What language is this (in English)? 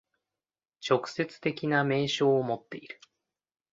Japanese